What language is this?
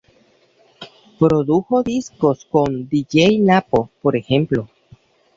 Spanish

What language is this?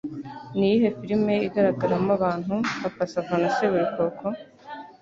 Kinyarwanda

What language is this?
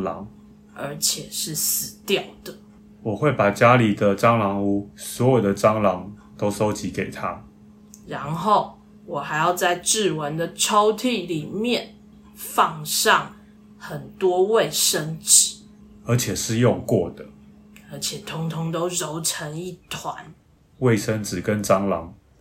Chinese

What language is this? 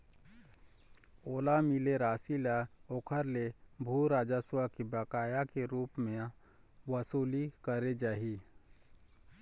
Chhattisgarhi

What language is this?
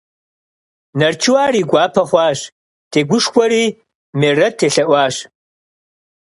Kabardian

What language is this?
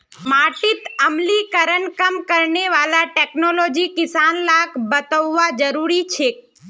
Magahi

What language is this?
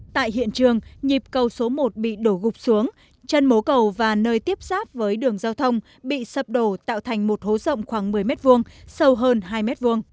Vietnamese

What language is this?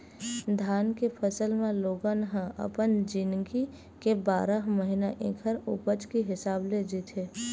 Chhattisgarhi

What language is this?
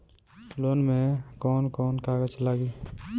Bhojpuri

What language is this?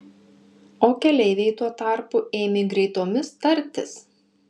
Lithuanian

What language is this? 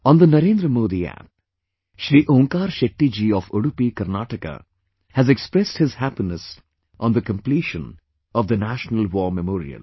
English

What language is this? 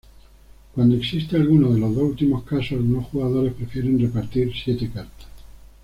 Spanish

